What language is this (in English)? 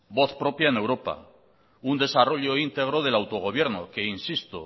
Spanish